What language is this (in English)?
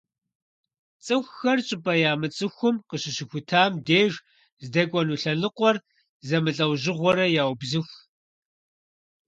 Kabardian